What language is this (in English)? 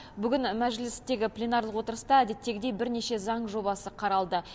Kazakh